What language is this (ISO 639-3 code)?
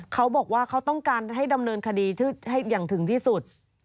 tha